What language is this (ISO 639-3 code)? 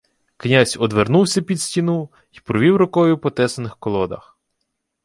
ukr